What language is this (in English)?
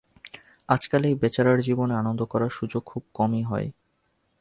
Bangla